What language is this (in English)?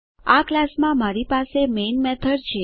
Gujarati